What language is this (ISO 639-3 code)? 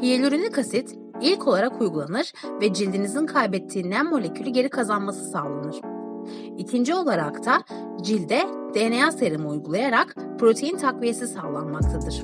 tur